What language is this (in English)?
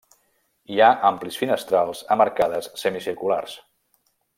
Catalan